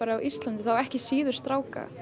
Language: Icelandic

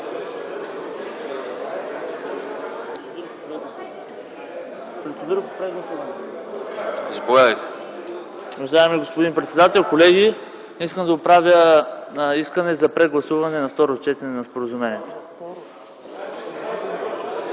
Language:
Bulgarian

